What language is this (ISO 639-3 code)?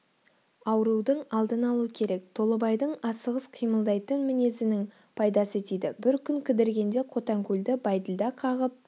kaz